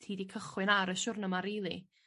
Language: Welsh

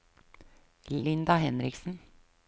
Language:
Norwegian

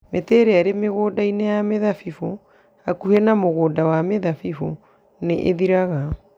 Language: Kikuyu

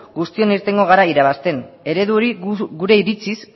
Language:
Basque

